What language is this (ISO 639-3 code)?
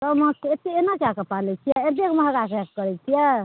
mai